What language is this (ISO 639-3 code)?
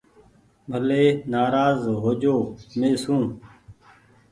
gig